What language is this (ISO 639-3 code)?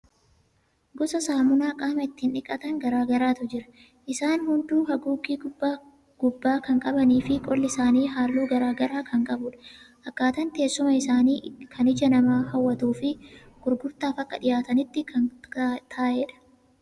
orm